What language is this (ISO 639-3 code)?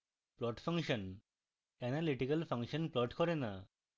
ben